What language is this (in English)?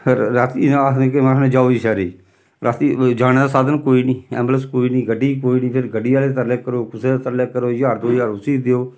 Dogri